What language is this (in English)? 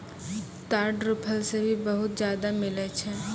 Maithili